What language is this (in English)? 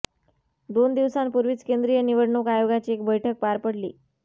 Marathi